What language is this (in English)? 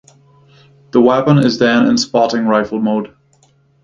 English